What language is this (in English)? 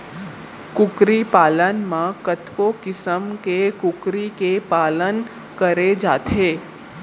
Chhattisgarhi